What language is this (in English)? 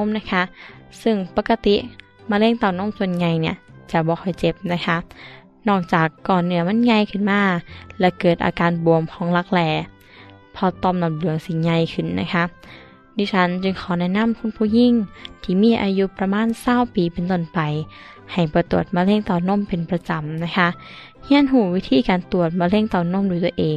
Thai